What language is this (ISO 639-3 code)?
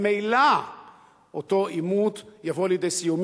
heb